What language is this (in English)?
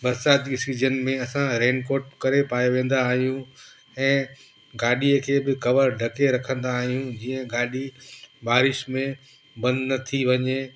Sindhi